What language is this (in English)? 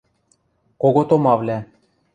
Western Mari